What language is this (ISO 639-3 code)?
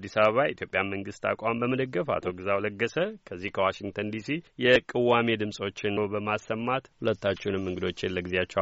amh